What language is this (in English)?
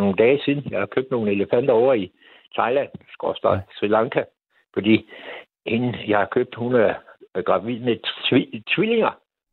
Danish